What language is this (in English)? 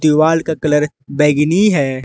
Hindi